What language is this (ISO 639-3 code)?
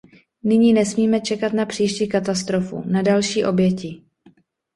ces